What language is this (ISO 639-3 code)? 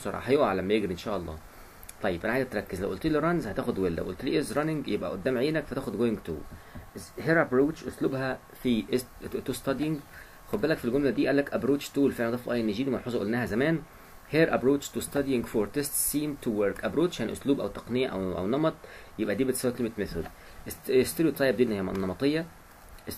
ara